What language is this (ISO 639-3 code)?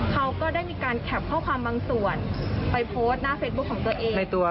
tha